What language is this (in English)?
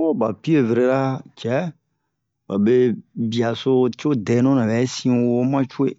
Bomu